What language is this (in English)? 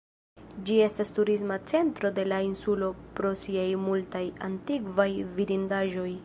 Esperanto